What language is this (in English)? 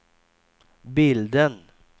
Swedish